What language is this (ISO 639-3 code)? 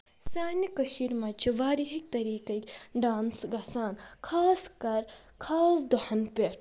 kas